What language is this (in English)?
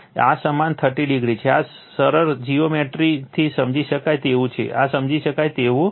Gujarati